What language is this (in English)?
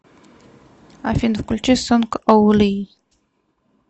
Russian